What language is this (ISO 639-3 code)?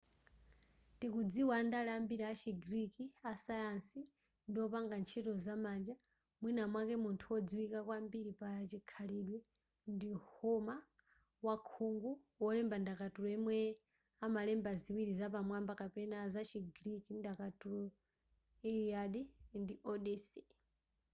nya